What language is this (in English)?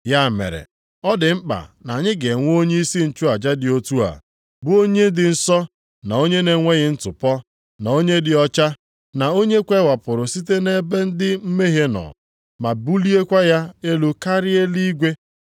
Igbo